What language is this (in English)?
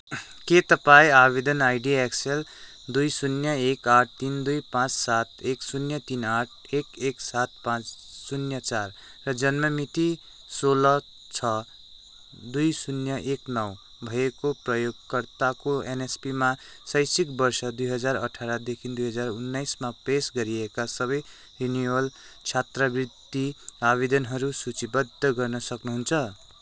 Nepali